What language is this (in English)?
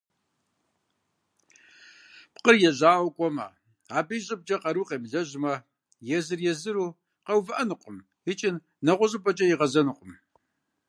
Kabardian